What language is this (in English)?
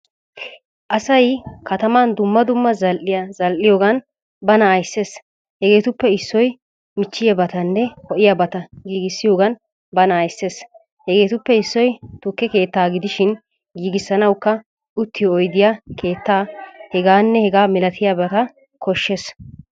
Wolaytta